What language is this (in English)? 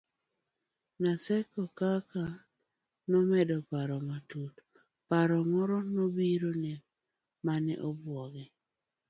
Luo (Kenya and Tanzania)